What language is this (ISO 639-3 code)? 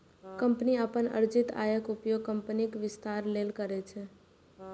mai